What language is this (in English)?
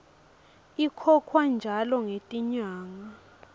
Swati